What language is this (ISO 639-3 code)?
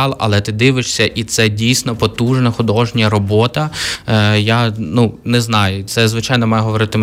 ukr